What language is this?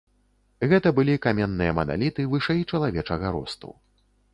Belarusian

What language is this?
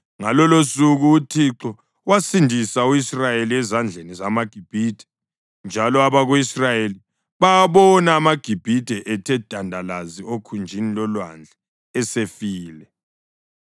North Ndebele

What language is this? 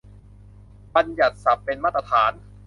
Thai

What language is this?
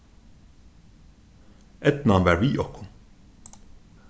Faroese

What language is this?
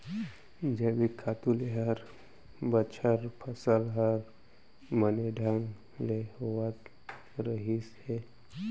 Chhattisgarhi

